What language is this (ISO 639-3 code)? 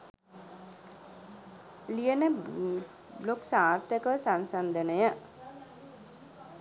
sin